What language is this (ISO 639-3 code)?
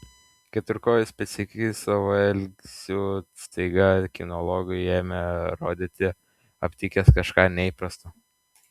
lit